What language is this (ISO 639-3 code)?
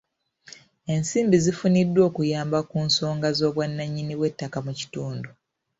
lug